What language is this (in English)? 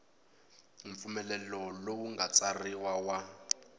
Tsonga